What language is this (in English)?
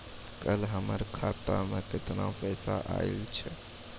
Maithili